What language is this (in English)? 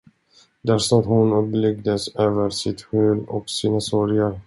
Swedish